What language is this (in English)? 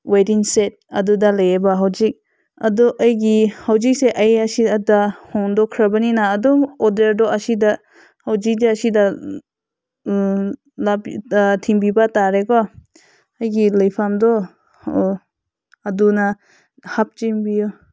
Manipuri